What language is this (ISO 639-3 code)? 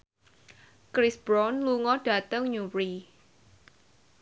jav